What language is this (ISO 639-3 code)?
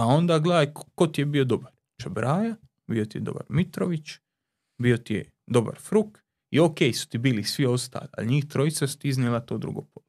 hrv